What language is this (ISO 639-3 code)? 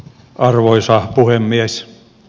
fin